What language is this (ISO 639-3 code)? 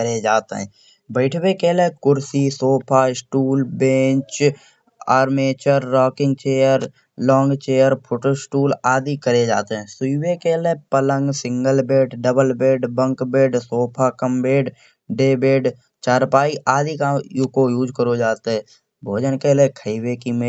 bjj